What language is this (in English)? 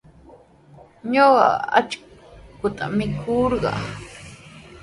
Sihuas Ancash Quechua